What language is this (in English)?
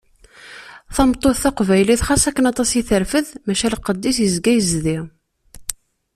Kabyle